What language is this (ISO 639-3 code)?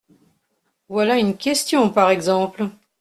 fra